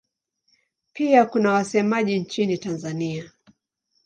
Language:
Swahili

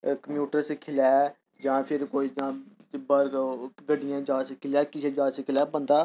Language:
Dogri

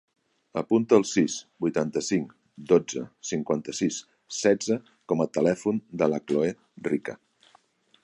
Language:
Catalan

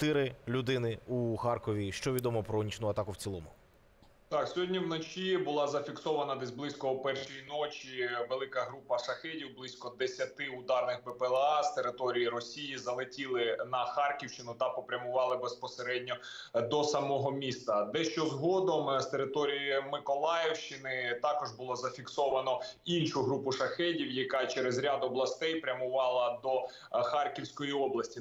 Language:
Ukrainian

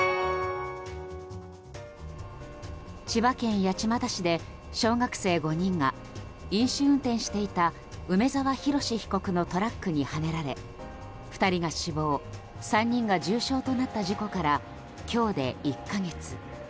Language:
Japanese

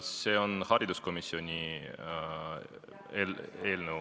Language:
Estonian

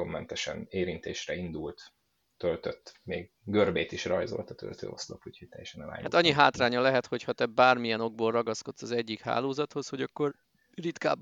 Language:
Hungarian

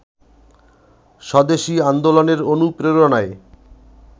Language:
Bangla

